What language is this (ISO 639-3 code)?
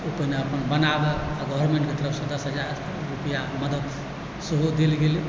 mai